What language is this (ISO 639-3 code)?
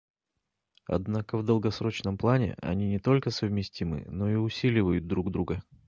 rus